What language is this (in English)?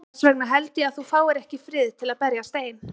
Icelandic